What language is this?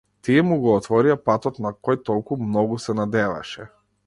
Macedonian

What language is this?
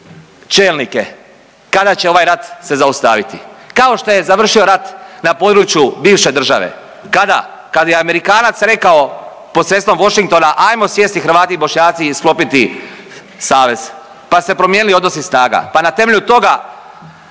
Croatian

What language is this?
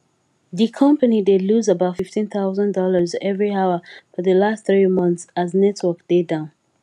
Nigerian Pidgin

